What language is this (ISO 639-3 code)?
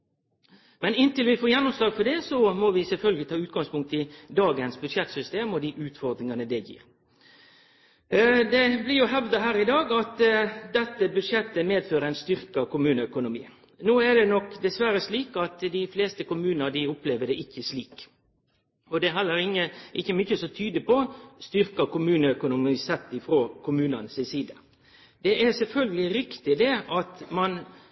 nno